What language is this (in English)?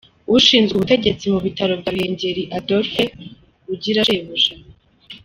Kinyarwanda